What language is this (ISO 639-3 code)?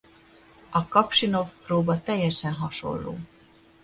hun